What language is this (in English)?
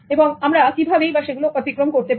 Bangla